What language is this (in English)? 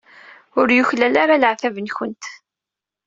Kabyle